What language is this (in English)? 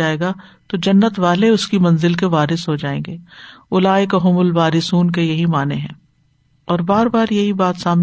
Urdu